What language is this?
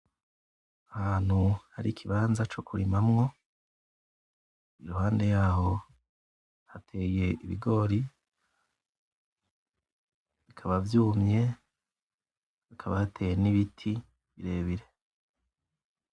Rundi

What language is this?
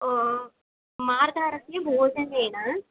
Sanskrit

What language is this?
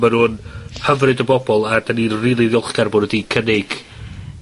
Welsh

